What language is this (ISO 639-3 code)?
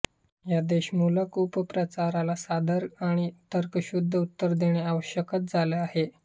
mar